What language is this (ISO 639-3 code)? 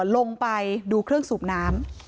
tha